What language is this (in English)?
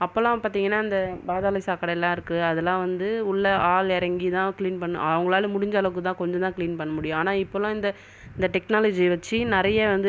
Tamil